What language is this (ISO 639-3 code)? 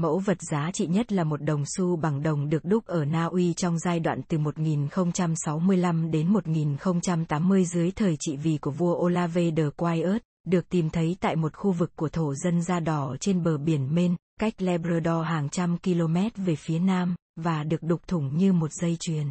vie